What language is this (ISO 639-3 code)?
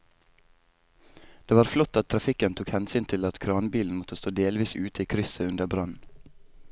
nor